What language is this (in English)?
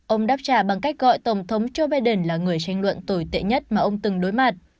Vietnamese